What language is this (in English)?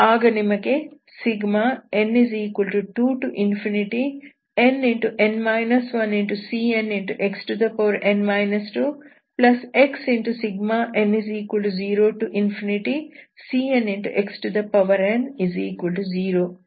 Kannada